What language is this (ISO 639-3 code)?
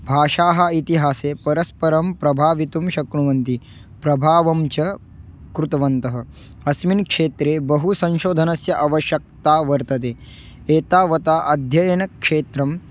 san